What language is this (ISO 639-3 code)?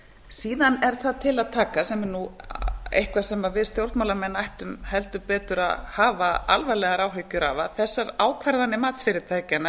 isl